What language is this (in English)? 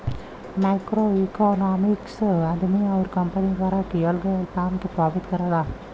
Bhojpuri